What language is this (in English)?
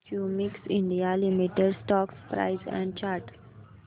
Marathi